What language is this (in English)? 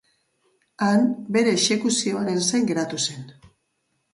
Basque